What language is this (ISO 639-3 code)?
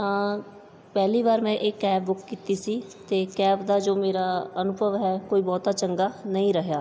pan